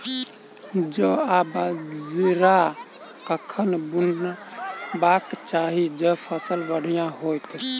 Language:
Maithili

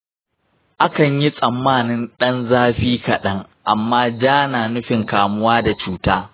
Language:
Hausa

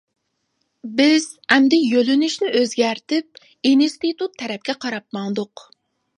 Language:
Uyghur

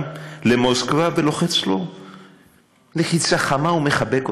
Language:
Hebrew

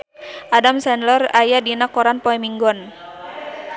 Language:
Sundanese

